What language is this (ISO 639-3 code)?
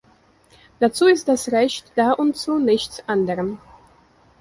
deu